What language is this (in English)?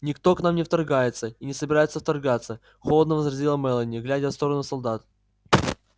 Russian